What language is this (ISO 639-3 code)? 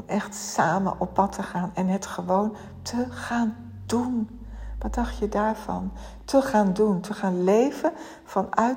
nld